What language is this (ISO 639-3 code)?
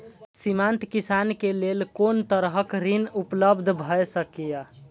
mai